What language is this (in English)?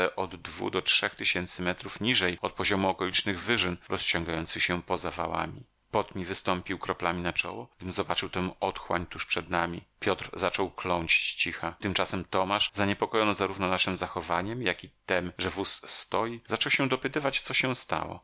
Polish